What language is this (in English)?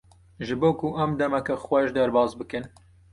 Kurdish